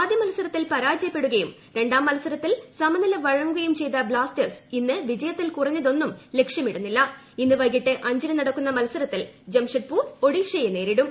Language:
Malayalam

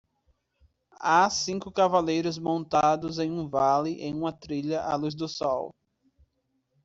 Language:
Portuguese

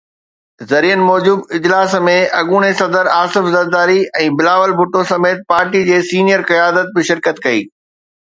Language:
Sindhi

